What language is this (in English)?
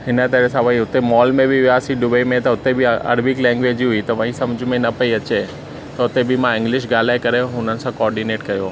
Sindhi